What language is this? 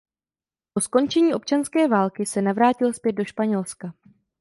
Czech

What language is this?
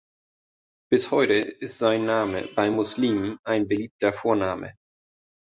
German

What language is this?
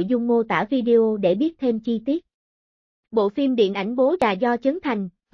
Vietnamese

